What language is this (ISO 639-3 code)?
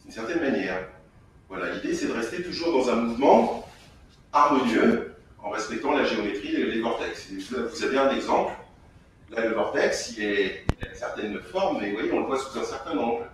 fra